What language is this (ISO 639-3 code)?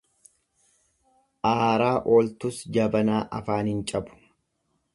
orm